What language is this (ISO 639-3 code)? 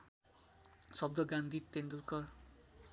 nep